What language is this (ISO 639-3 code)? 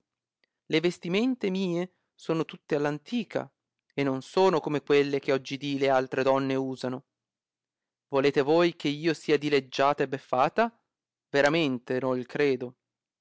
ita